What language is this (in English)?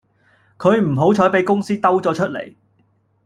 Cantonese